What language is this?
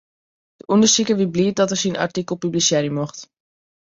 Western Frisian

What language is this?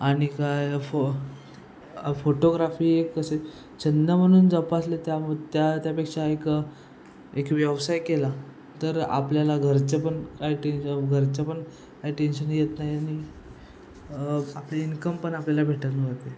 Marathi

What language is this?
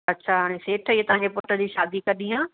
Sindhi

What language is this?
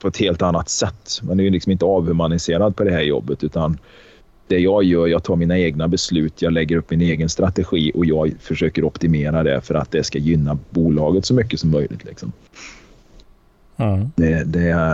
Swedish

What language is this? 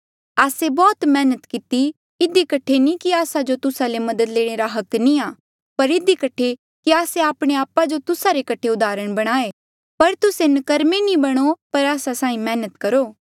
Mandeali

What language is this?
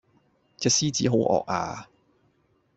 Cantonese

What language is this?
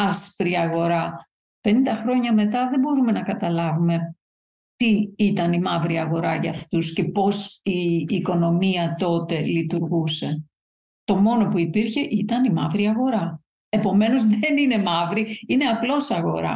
Greek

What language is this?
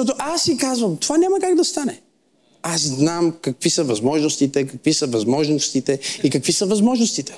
Bulgarian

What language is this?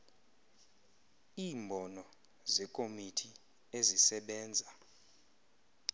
Xhosa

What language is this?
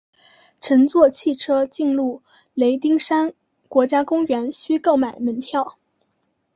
Chinese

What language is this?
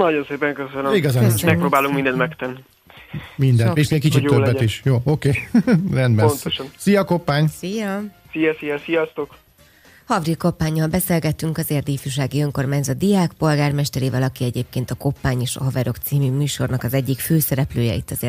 Hungarian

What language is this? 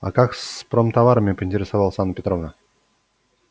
Russian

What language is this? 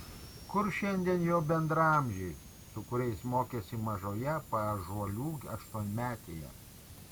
Lithuanian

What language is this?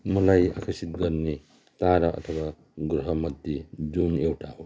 Nepali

